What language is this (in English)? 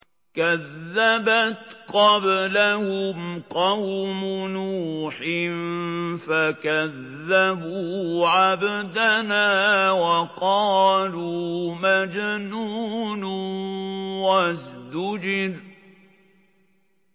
Arabic